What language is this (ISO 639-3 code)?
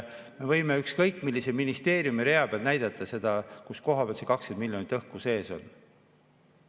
est